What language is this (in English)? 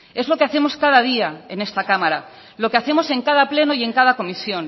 Spanish